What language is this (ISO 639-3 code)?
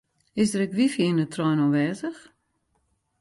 fry